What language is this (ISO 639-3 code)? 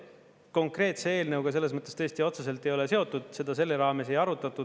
est